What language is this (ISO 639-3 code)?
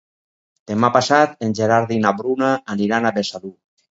cat